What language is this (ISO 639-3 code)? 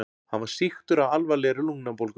isl